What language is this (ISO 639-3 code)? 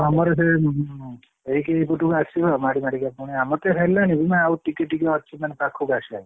ori